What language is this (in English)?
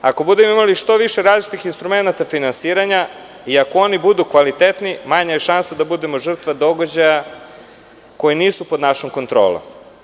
Serbian